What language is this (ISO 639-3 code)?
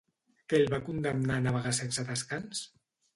cat